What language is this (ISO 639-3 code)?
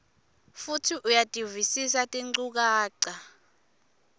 ssw